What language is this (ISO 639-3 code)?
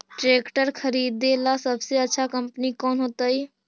mag